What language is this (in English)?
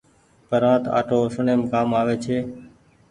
Goaria